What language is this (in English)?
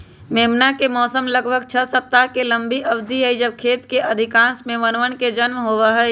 Magahi